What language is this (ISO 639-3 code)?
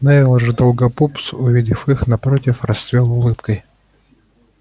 rus